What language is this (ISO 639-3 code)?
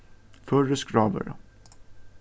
fao